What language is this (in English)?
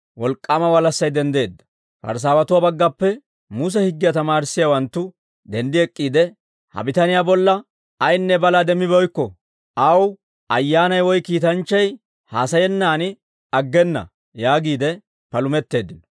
Dawro